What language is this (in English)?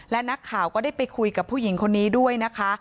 Thai